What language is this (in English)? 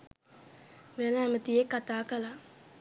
Sinhala